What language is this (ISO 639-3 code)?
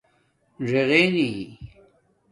dmk